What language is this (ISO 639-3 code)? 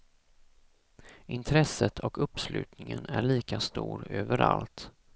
swe